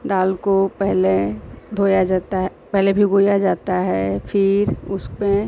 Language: Hindi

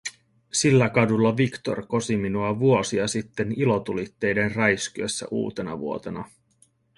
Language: Finnish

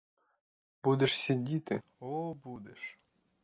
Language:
Ukrainian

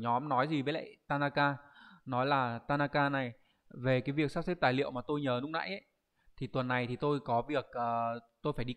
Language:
Vietnamese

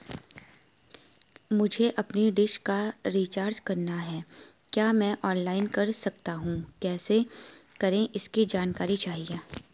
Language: Hindi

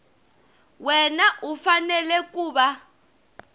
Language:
Tsonga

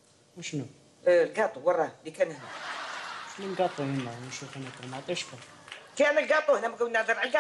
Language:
Arabic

